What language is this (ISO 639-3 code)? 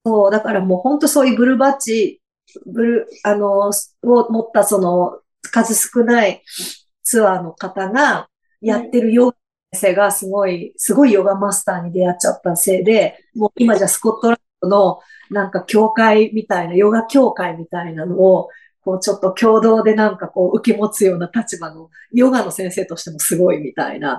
jpn